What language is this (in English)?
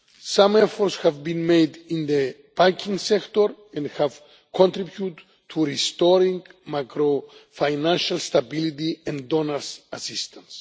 English